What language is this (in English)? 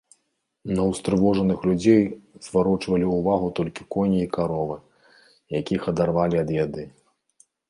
Belarusian